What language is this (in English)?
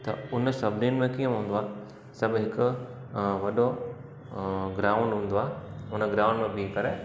Sindhi